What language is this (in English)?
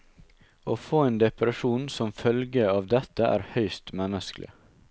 Norwegian